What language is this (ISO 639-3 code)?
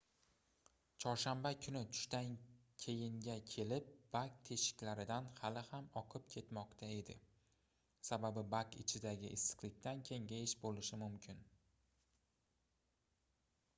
uzb